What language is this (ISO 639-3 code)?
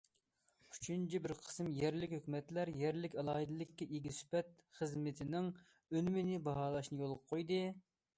uig